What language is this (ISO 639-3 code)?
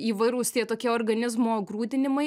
lit